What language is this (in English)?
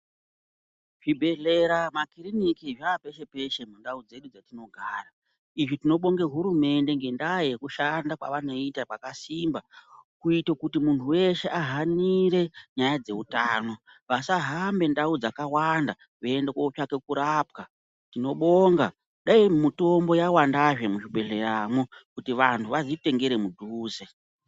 Ndau